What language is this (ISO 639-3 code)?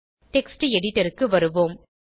tam